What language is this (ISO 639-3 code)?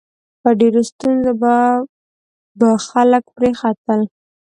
pus